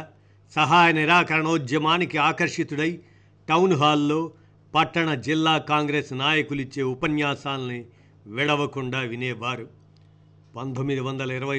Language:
Telugu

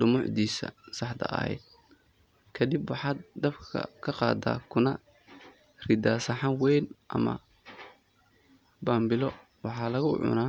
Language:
Somali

